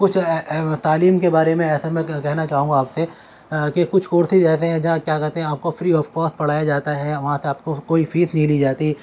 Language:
Urdu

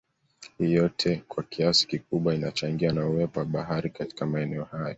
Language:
Swahili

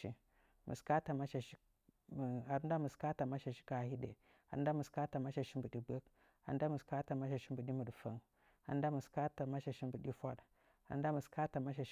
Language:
Nzanyi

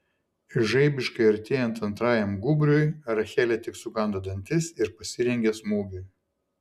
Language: Lithuanian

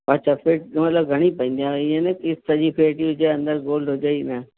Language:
Sindhi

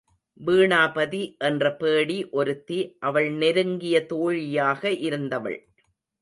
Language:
Tamil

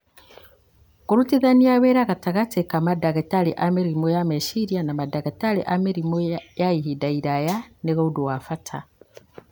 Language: Kikuyu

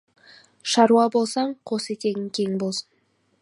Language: Kazakh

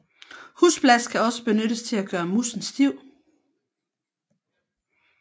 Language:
Danish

